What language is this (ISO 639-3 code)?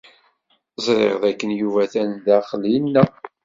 kab